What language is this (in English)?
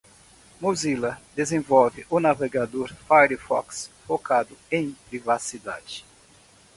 Portuguese